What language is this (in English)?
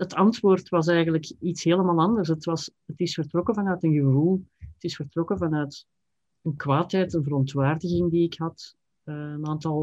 Dutch